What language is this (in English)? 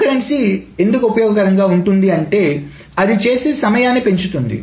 Telugu